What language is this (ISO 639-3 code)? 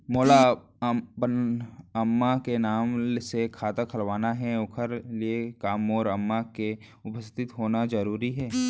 hne